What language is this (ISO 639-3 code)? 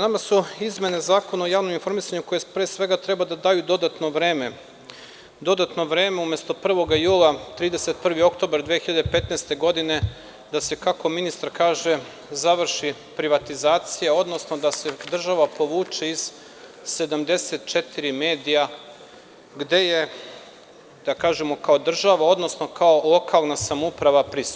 srp